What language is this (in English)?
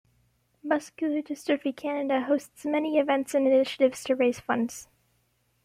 English